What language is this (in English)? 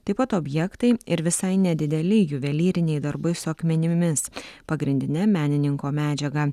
Lithuanian